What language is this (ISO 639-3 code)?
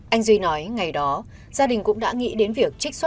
vie